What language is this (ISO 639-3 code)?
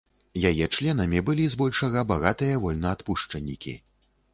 bel